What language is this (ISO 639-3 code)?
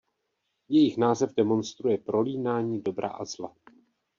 ces